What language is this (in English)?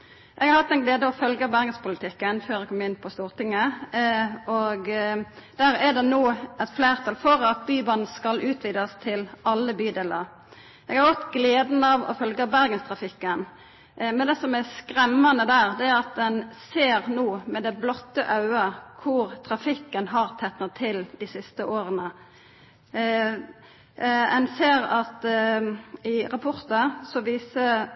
Norwegian Nynorsk